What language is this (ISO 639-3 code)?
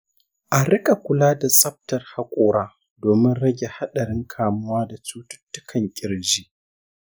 hau